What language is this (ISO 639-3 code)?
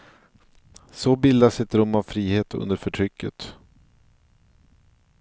swe